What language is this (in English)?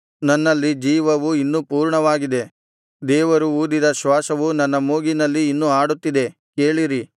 Kannada